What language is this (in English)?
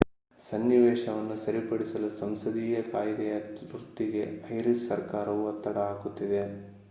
Kannada